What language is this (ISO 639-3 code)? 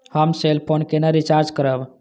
mai